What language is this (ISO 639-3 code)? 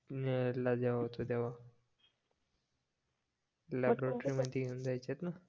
mar